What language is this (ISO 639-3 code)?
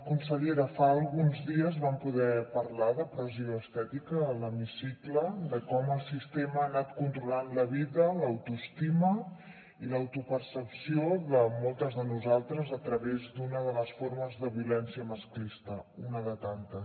cat